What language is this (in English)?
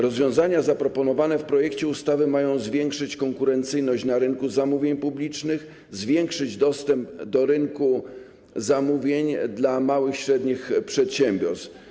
Polish